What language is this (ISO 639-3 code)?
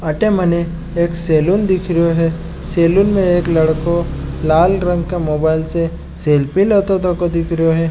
mwr